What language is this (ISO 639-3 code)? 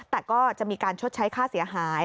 tha